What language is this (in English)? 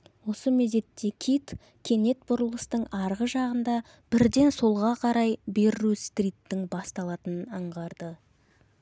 Kazakh